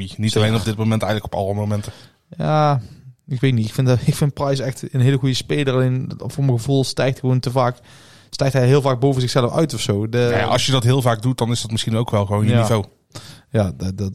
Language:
Dutch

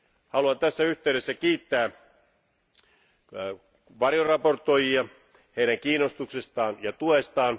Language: Finnish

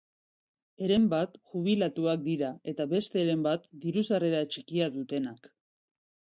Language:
Basque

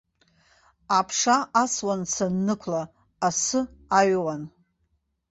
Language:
Abkhazian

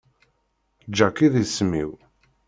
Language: Kabyle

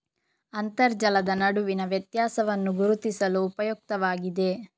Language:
Kannada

